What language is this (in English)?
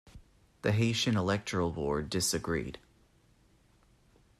English